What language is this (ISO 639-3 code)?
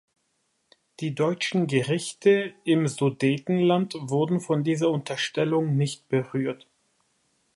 deu